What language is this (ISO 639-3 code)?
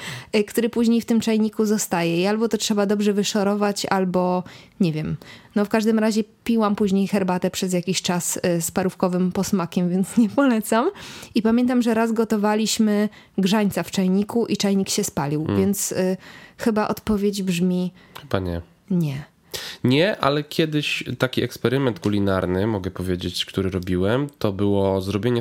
pol